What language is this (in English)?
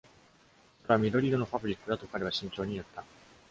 Japanese